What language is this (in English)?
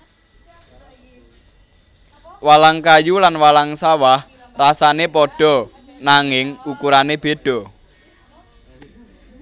Javanese